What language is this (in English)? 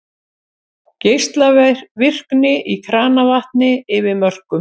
Icelandic